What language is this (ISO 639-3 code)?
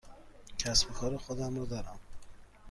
fas